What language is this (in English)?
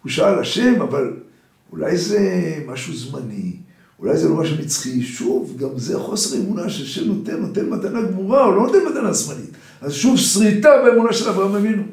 Hebrew